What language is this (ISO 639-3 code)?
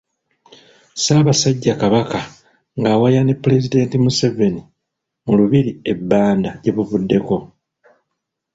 lug